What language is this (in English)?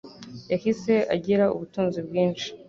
Kinyarwanda